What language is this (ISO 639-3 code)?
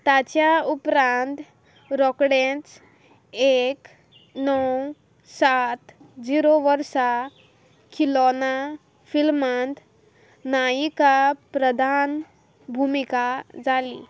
kok